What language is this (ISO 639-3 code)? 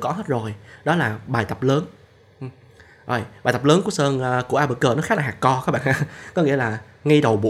vie